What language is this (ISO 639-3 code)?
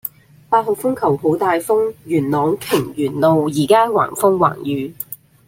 yue